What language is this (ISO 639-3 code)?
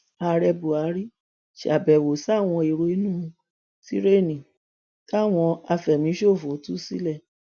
yor